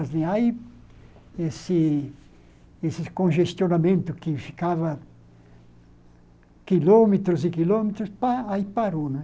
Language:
Portuguese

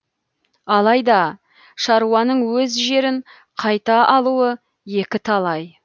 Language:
Kazakh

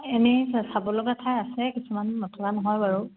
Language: Assamese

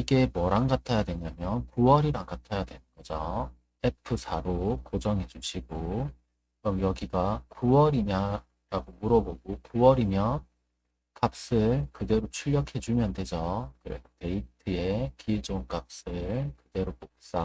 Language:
Korean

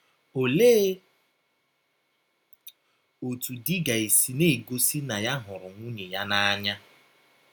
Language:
Igbo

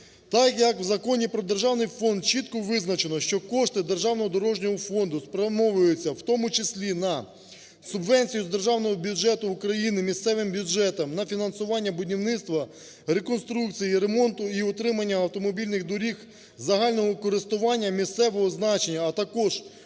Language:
Ukrainian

